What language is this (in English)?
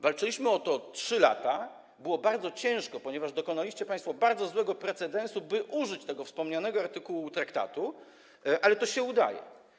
Polish